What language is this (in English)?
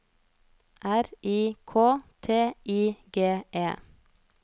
Norwegian